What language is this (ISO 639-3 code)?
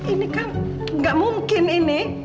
ind